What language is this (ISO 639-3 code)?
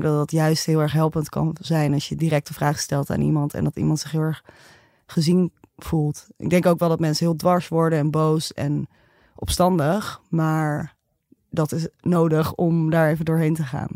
nld